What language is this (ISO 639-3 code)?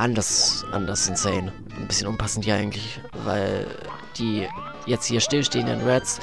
deu